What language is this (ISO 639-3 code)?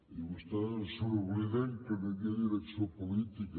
cat